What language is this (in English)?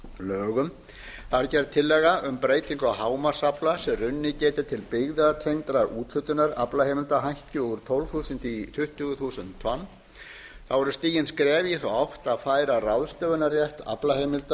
Icelandic